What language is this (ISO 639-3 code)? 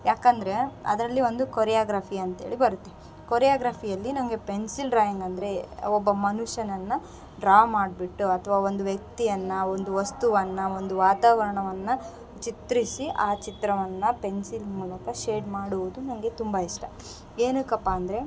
kan